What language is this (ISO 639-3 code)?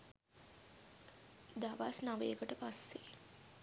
sin